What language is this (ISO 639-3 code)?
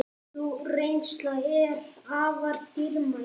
isl